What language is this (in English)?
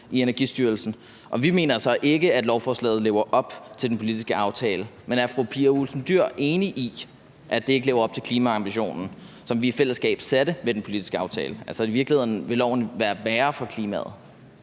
Danish